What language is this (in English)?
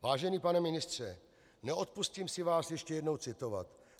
Czech